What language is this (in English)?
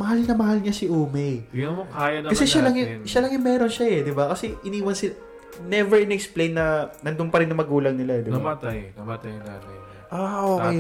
Filipino